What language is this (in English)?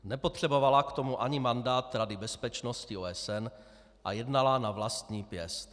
Czech